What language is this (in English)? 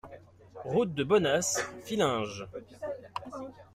French